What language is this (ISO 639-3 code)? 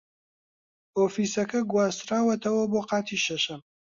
ckb